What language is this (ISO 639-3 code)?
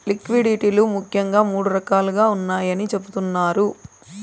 tel